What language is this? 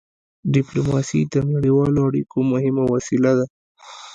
Pashto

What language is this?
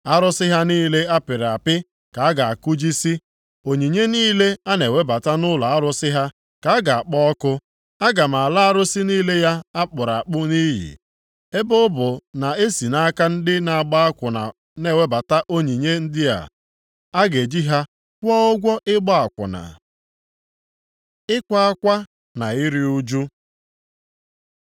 Igbo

